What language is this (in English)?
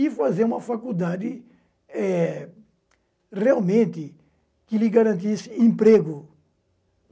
Portuguese